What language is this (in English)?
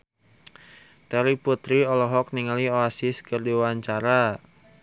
Sundanese